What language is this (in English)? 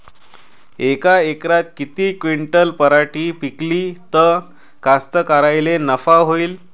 Marathi